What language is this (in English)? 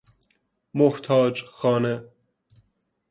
Persian